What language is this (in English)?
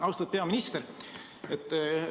Estonian